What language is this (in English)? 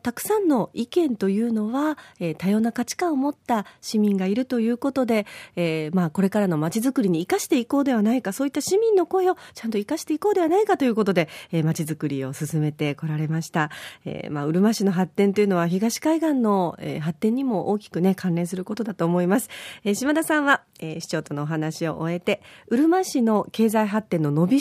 Japanese